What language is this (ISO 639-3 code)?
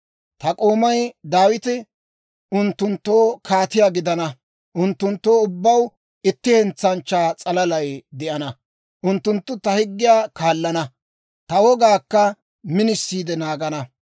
dwr